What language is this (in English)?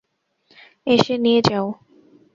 Bangla